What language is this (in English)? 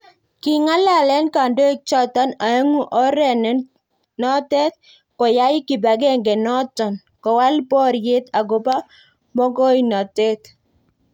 Kalenjin